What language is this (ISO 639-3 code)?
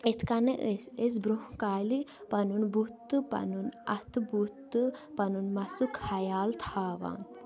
kas